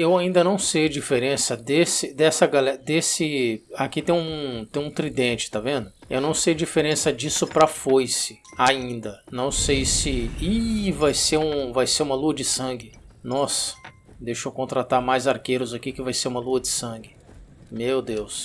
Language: Portuguese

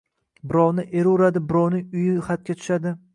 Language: Uzbek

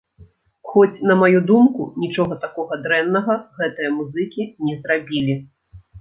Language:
Belarusian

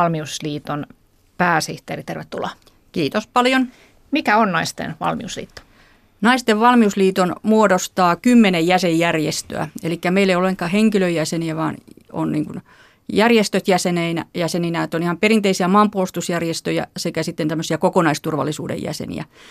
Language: Finnish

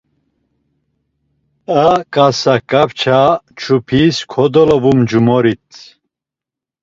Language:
Laz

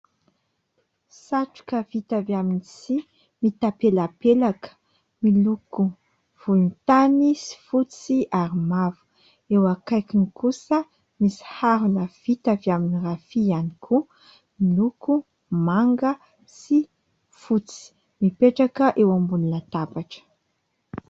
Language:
Malagasy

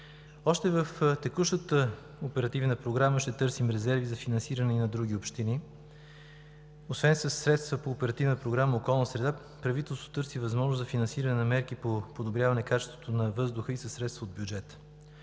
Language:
Bulgarian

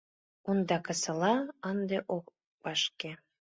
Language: Mari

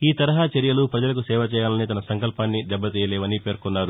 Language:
Telugu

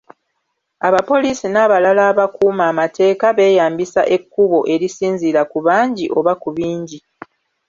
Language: Ganda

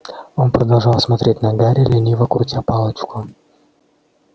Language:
Russian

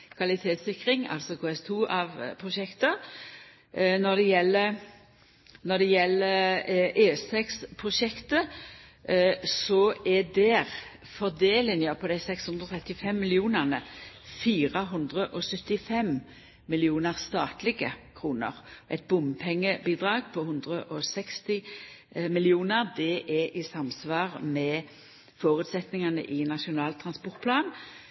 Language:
Norwegian Nynorsk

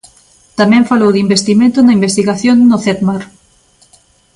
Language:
Galician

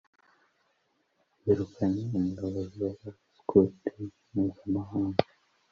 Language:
Kinyarwanda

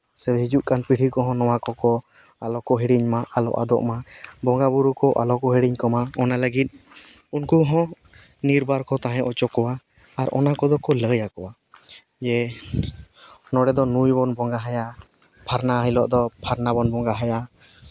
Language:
Santali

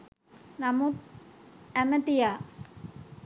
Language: Sinhala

